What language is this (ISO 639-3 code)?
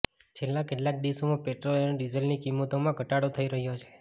guj